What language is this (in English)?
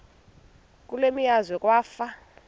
Xhosa